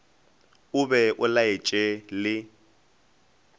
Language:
Northern Sotho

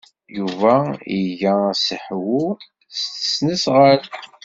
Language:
Kabyle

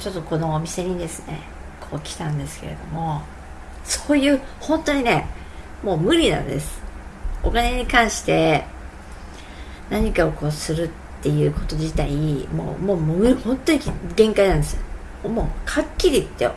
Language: Japanese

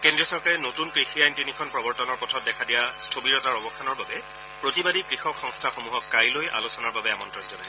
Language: Assamese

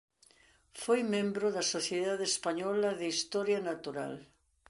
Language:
Galician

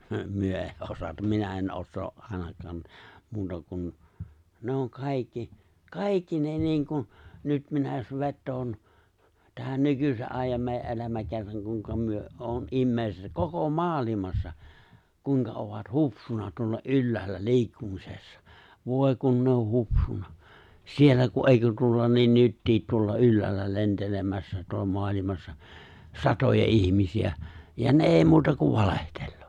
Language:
Finnish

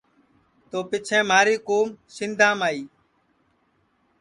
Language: Sansi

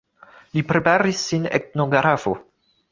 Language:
Esperanto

